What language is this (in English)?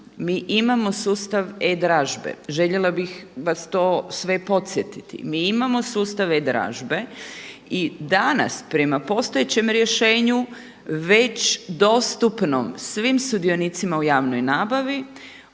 Croatian